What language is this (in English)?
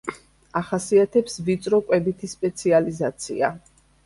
Georgian